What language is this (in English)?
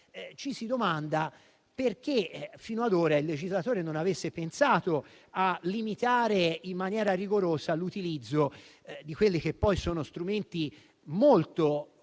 Italian